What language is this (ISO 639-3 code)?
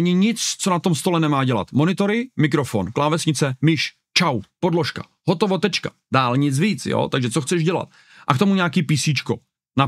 ces